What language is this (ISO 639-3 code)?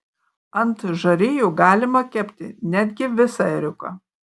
lit